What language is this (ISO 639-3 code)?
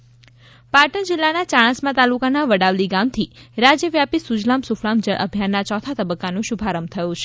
guj